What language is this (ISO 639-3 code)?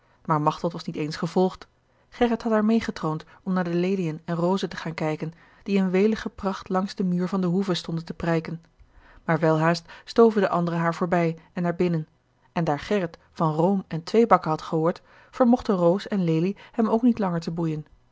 nld